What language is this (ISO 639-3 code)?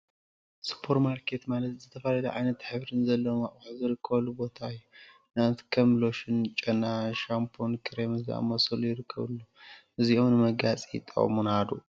tir